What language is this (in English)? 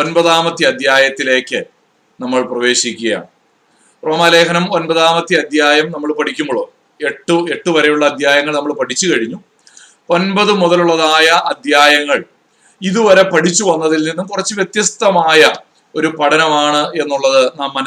Malayalam